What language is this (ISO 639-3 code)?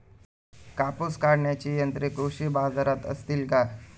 mar